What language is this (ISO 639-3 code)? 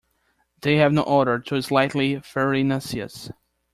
eng